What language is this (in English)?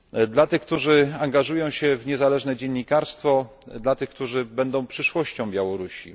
Polish